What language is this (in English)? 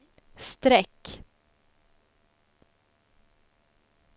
Swedish